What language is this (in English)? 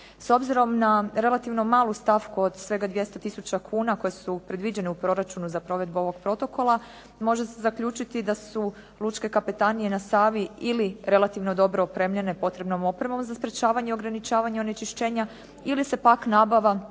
Croatian